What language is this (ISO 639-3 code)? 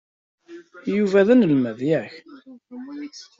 kab